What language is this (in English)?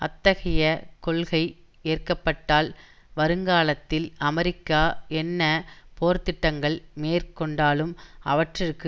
Tamil